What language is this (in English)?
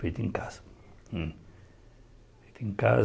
Portuguese